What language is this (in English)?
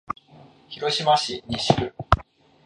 Japanese